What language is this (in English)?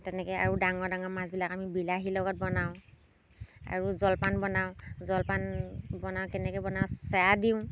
Assamese